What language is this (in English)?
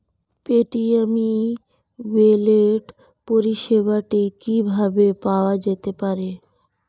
Bangla